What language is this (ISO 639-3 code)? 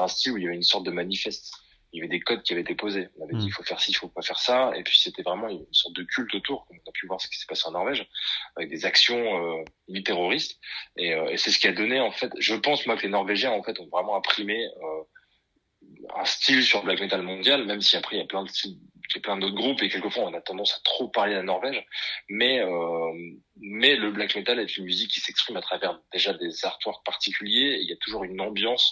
fra